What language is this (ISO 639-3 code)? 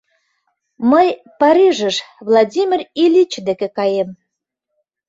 chm